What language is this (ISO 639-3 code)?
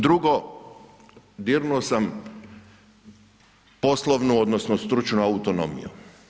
hrv